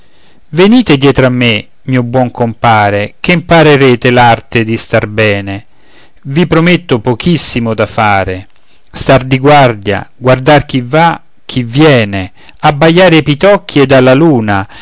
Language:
Italian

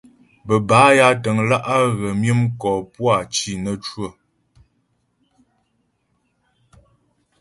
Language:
Ghomala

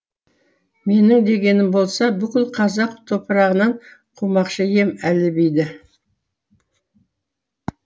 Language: Kazakh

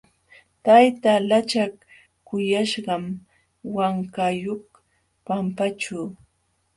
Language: Jauja Wanca Quechua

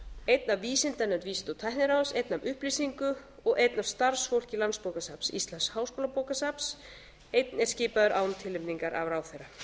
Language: Icelandic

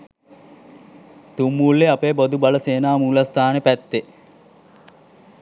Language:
Sinhala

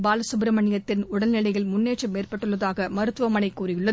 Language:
Tamil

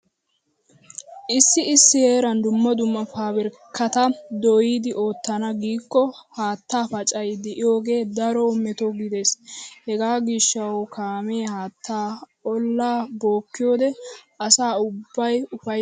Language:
Wolaytta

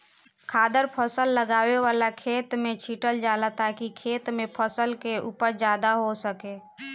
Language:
Bhojpuri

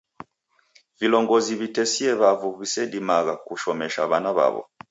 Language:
Taita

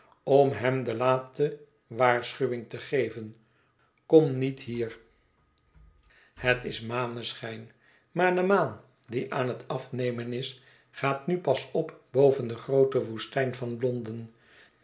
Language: Dutch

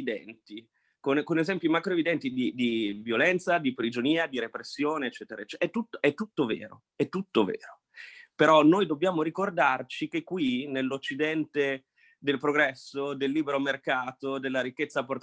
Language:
Italian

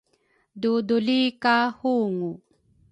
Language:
Rukai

